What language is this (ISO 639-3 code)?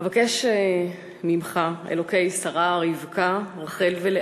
heb